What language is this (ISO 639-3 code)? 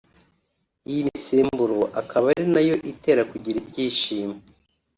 kin